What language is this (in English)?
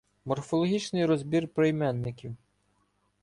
Ukrainian